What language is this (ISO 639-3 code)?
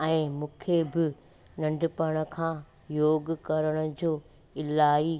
snd